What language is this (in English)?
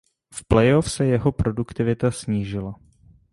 Czech